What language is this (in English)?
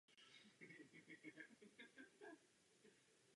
Czech